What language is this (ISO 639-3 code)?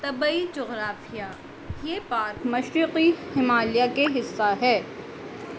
urd